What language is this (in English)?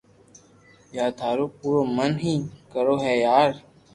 Loarki